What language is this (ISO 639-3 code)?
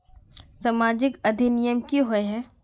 mag